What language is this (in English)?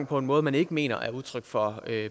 Danish